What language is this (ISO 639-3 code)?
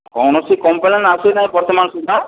ori